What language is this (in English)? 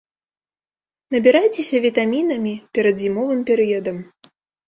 Belarusian